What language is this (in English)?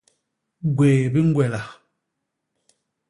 Basaa